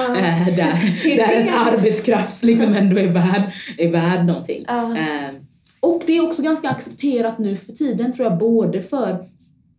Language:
Swedish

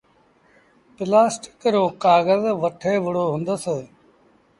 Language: Sindhi Bhil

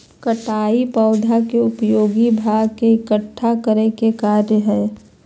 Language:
Magahi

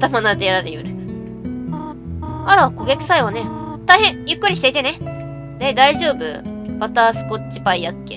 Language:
Japanese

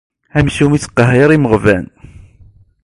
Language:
Kabyle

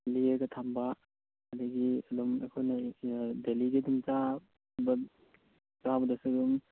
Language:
Manipuri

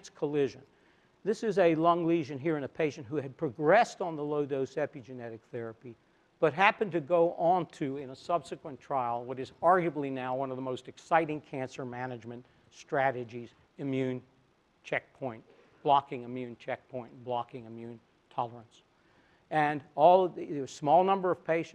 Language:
English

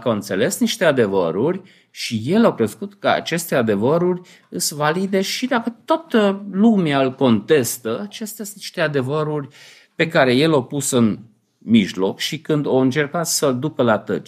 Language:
Romanian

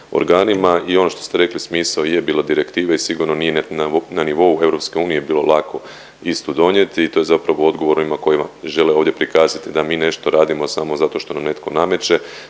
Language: Croatian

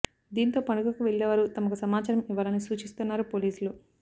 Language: Telugu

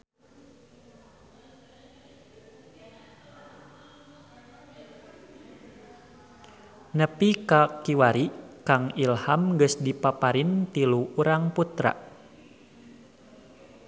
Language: Sundanese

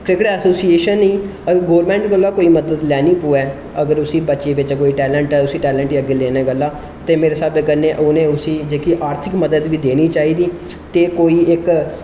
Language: Dogri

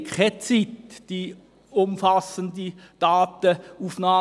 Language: Swiss German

